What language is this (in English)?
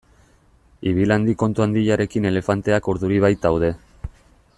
Basque